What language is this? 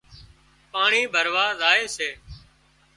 Wadiyara Koli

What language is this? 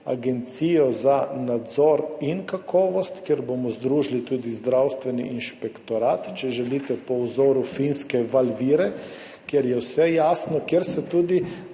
Slovenian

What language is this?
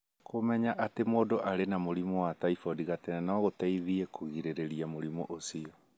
Kikuyu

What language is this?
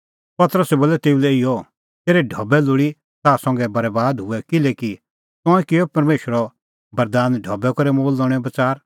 Kullu Pahari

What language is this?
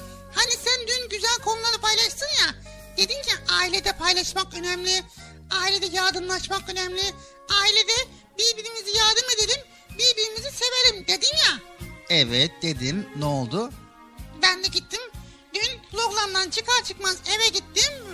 Turkish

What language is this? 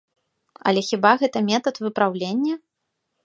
Belarusian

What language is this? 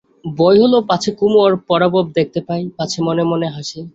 Bangla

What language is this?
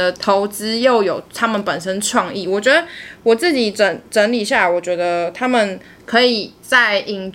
Chinese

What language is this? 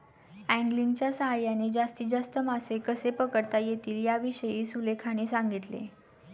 Marathi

